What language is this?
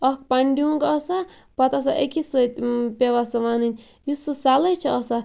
Kashmiri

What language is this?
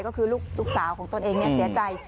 Thai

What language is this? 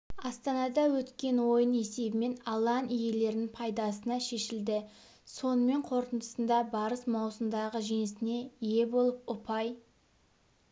Kazakh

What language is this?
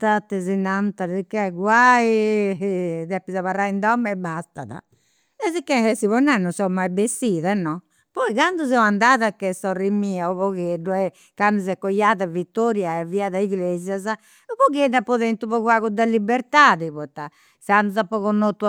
Campidanese Sardinian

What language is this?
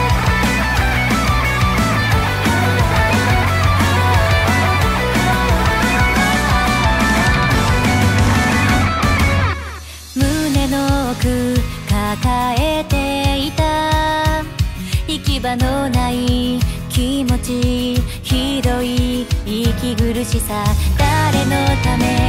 Japanese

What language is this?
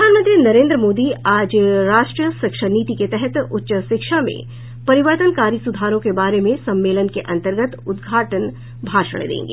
Hindi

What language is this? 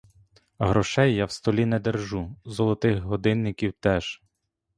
Ukrainian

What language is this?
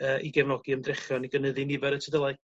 Welsh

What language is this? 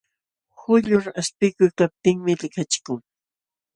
Jauja Wanca Quechua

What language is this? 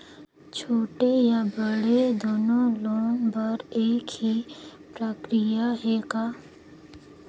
Chhattisgarhi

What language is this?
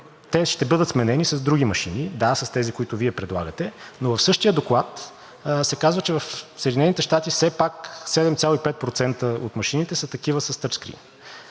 Bulgarian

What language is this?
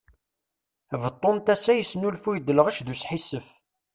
Kabyle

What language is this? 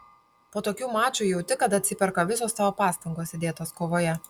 Lithuanian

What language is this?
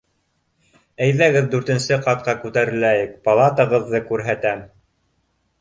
Bashkir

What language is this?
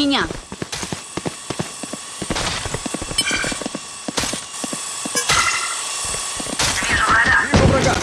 Russian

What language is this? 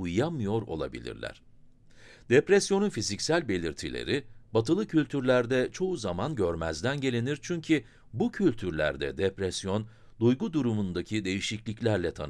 Turkish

